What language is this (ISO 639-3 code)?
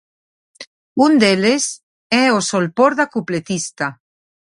glg